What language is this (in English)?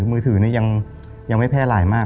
Thai